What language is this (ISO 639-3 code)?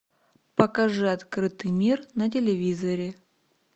rus